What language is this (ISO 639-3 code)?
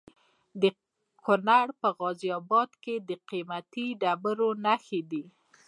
pus